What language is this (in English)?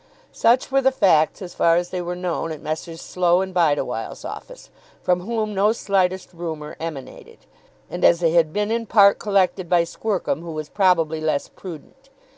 English